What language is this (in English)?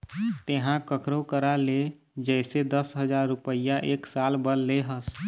Chhattisgarhi